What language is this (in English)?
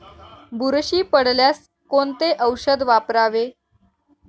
Marathi